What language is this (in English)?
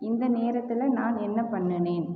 Tamil